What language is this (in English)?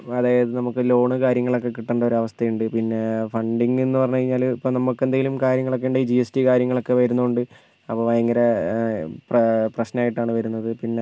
Malayalam